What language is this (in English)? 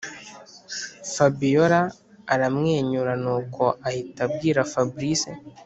Kinyarwanda